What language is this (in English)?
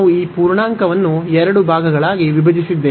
Kannada